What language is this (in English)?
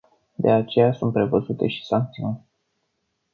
Romanian